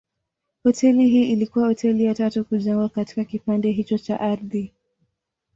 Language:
Swahili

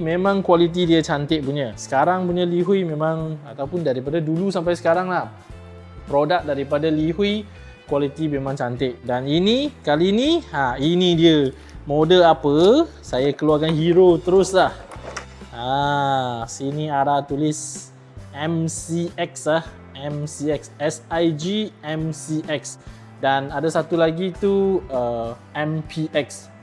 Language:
Malay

